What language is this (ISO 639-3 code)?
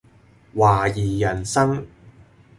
yue